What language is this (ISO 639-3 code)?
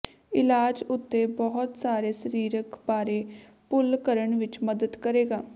pan